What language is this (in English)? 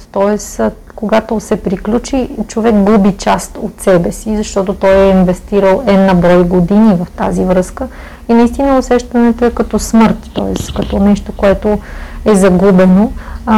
Bulgarian